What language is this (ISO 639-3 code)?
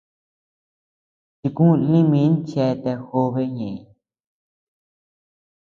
cux